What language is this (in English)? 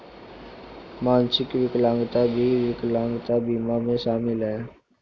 Hindi